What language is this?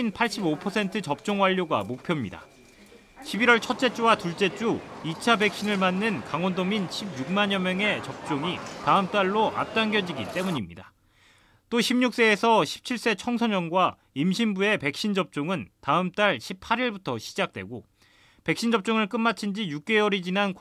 Korean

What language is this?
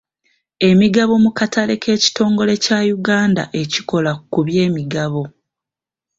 Ganda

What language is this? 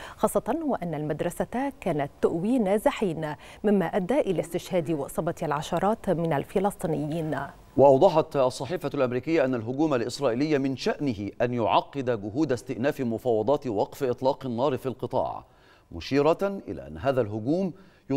Arabic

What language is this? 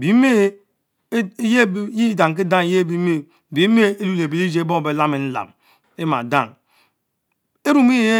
Mbe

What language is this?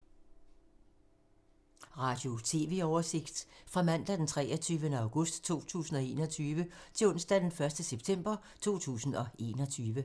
Danish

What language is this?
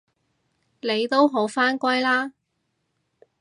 Cantonese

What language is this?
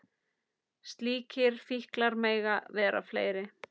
Icelandic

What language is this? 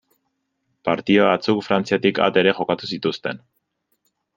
Basque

